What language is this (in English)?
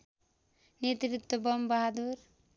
Nepali